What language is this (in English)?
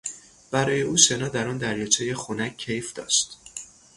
Persian